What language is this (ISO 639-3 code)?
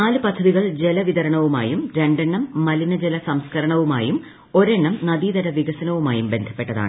mal